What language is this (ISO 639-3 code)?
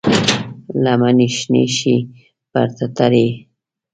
pus